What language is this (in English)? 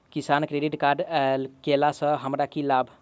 Maithili